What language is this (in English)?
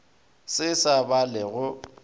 Northern Sotho